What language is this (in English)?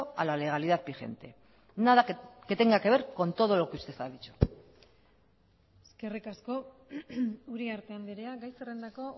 Spanish